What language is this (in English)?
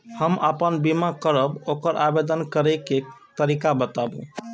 Maithili